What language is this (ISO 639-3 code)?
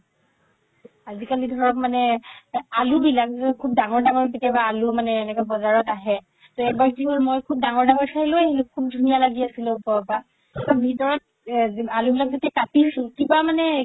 asm